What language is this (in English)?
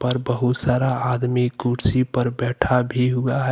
Hindi